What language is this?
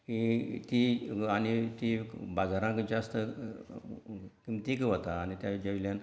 Konkani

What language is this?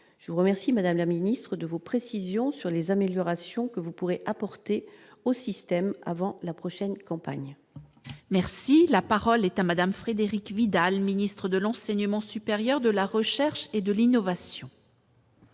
French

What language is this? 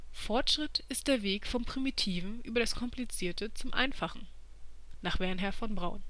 German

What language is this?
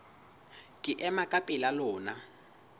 Southern Sotho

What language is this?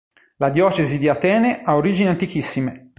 Italian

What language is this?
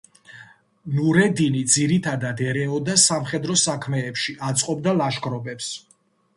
Georgian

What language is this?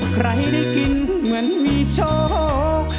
Thai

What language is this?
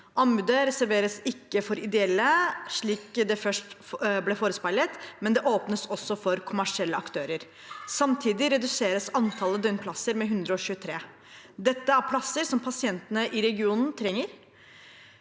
Norwegian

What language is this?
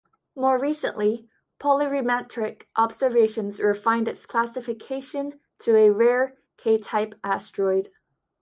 English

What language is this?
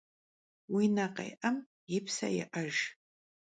Kabardian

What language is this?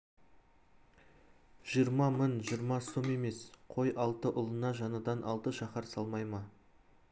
Kazakh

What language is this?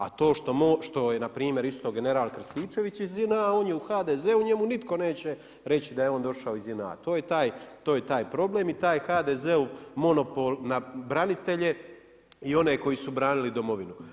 Croatian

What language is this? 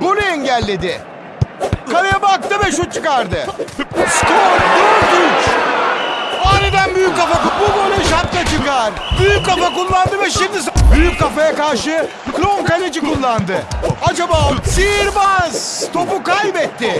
Turkish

